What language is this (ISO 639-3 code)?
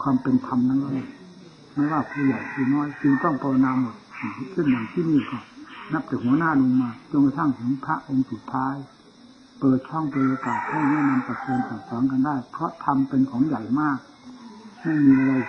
tha